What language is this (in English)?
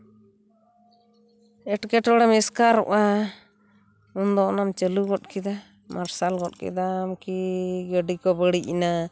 Santali